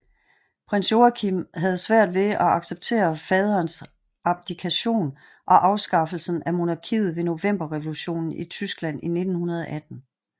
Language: Danish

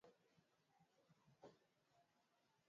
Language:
Swahili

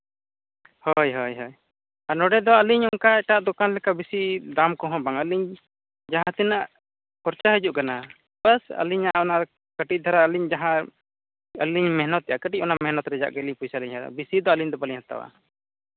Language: Santali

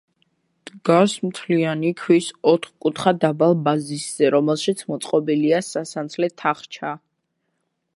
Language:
Georgian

